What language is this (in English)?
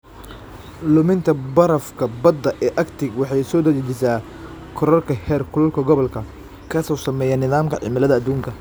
Somali